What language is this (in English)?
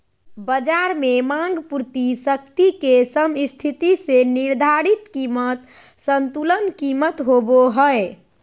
Magahi